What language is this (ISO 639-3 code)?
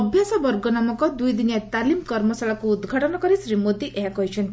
ori